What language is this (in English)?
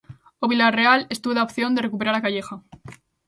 Galician